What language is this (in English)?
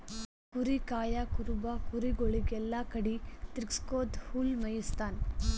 Kannada